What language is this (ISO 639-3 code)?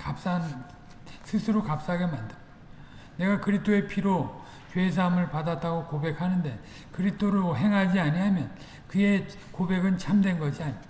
kor